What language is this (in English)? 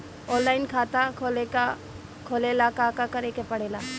Bhojpuri